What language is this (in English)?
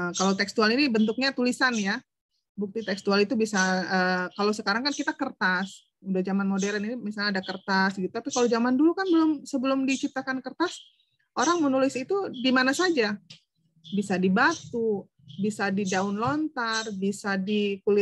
Indonesian